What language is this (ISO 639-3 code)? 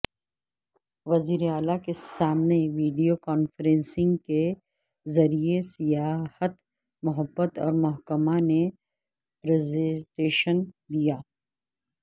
urd